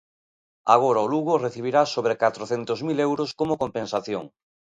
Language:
Galician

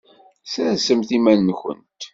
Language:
Kabyle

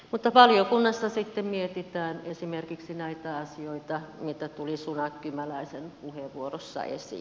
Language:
Finnish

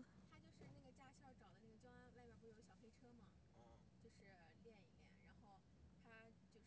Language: Chinese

